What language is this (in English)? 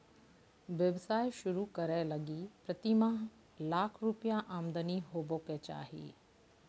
Magahi